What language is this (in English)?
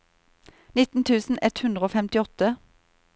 Norwegian